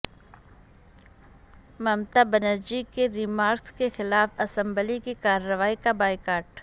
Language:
Urdu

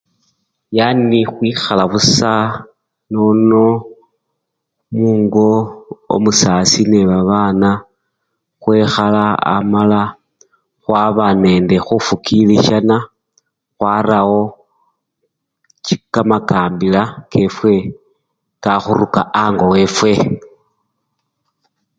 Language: Luyia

